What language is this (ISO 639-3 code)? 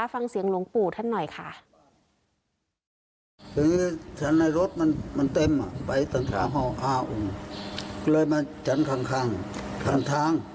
tha